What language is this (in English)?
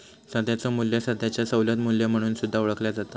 Marathi